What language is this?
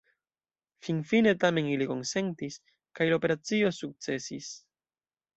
Esperanto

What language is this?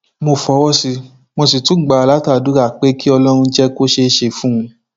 Yoruba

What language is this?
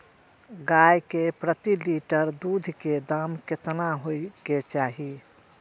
Maithili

